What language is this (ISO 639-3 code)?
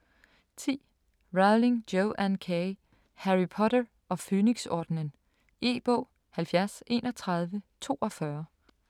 dan